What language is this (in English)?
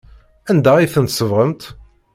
Kabyle